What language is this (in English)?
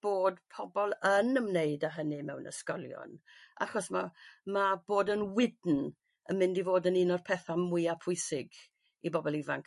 Welsh